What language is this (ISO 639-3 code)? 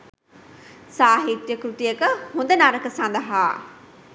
sin